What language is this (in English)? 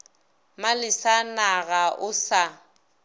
Northern Sotho